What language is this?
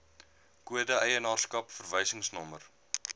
Afrikaans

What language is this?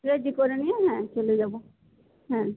Bangla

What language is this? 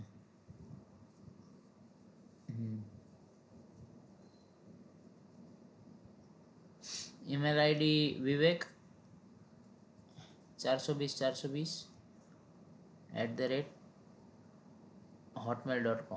Gujarati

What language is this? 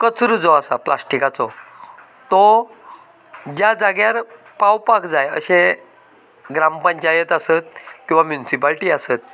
Konkani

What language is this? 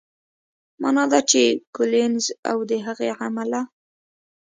Pashto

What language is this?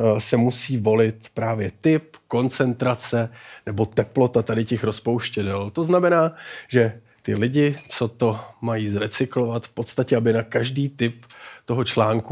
Czech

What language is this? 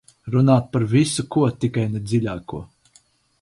Latvian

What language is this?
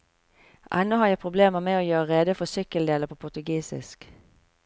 Norwegian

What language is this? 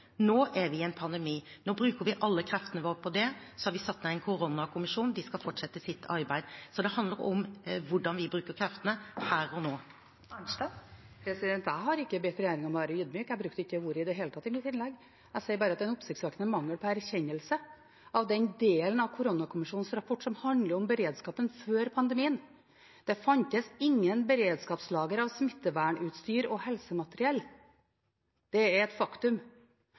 Norwegian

